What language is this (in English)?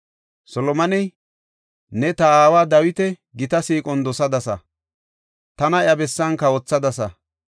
Gofa